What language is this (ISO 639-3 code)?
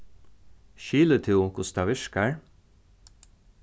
fao